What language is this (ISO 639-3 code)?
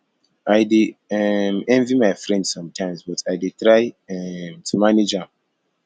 pcm